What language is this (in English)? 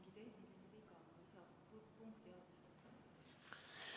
Estonian